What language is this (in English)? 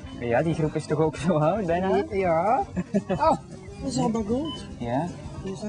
Dutch